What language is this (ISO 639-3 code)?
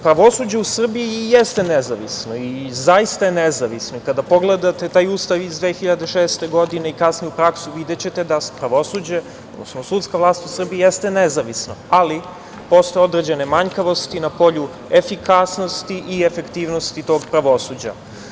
srp